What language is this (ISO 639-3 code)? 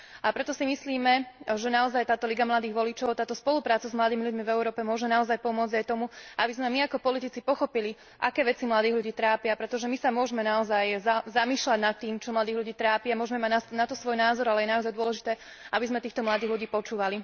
slk